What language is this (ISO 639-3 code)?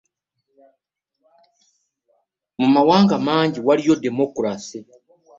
lug